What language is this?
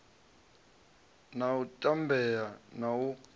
Venda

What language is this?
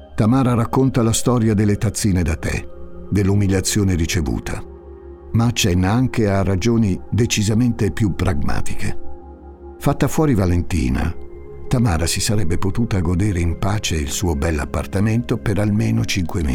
Italian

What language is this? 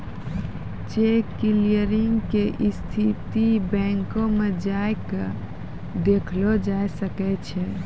Maithili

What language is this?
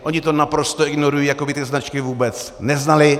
Czech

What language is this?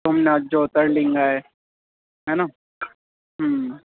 Sindhi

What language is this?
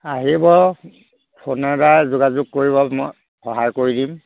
Assamese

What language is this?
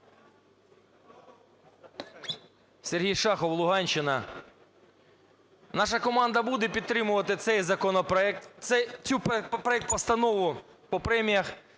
Ukrainian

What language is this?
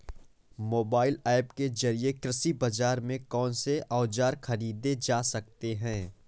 Hindi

